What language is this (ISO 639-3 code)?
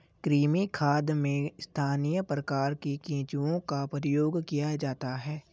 hin